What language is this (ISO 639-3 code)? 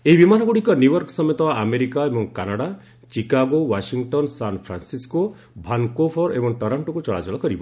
ori